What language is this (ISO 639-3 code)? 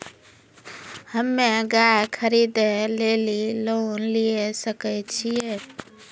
mai